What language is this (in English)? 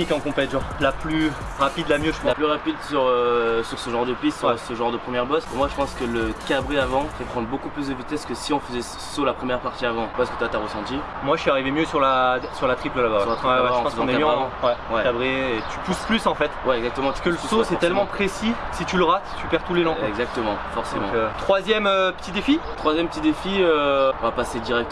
French